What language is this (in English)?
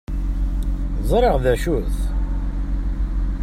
Kabyle